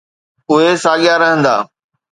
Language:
Sindhi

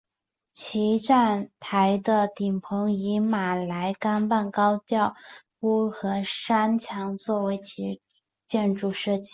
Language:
Chinese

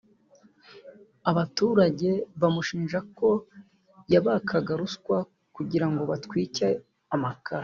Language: Kinyarwanda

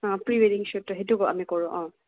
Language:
Assamese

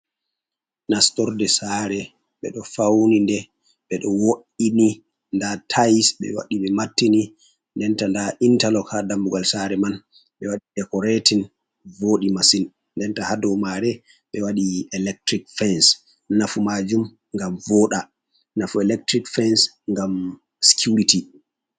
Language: Fula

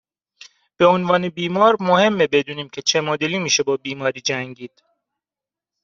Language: Persian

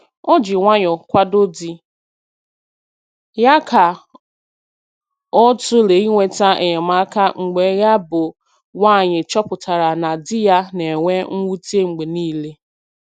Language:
Igbo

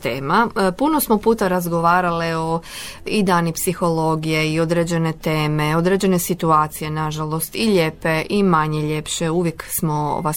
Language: Croatian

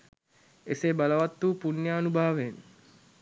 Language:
Sinhala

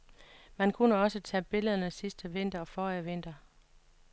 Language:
Danish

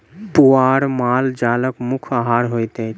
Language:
Maithili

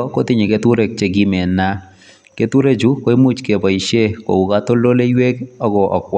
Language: Kalenjin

